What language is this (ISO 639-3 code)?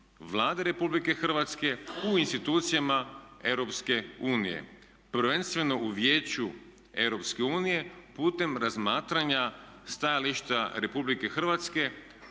hrv